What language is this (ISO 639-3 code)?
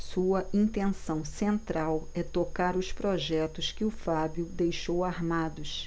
por